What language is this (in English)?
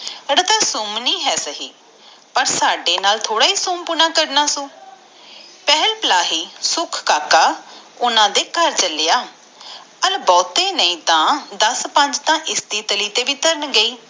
Punjabi